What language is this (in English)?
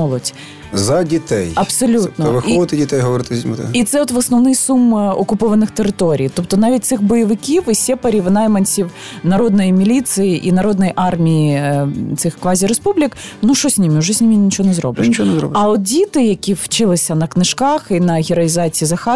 Ukrainian